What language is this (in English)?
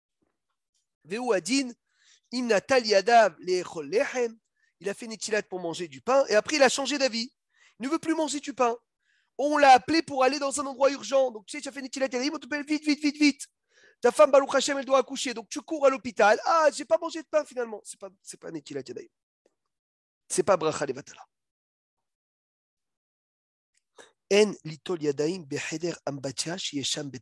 French